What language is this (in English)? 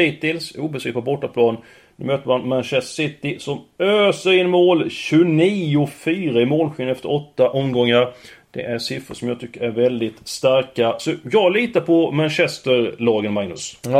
Swedish